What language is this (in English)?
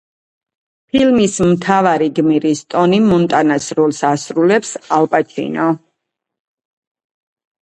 Georgian